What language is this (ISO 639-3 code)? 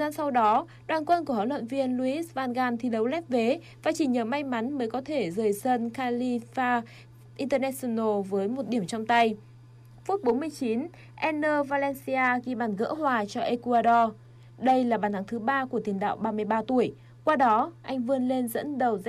vie